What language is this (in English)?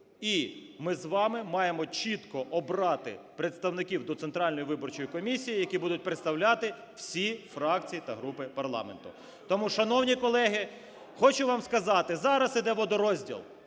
Ukrainian